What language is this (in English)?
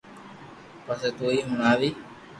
Loarki